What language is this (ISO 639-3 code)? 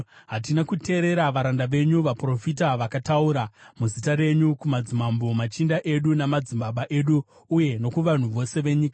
sna